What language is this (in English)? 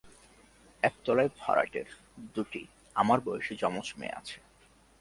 Bangla